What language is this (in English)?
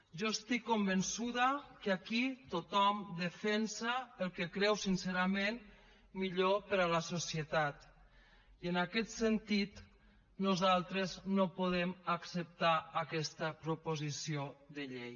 Catalan